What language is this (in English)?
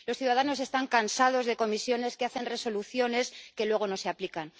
Spanish